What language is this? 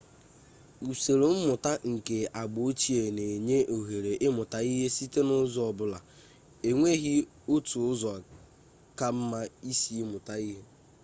Igbo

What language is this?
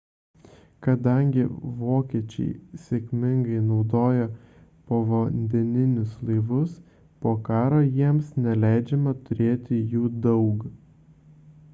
Lithuanian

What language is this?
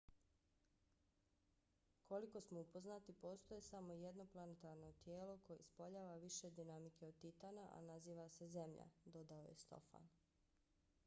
Bosnian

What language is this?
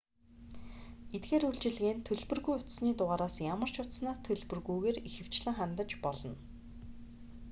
Mongolian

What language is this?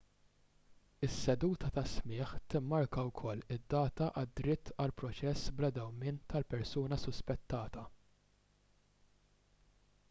Maltese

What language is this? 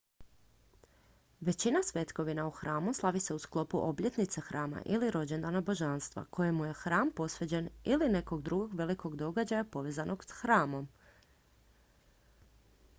Croatian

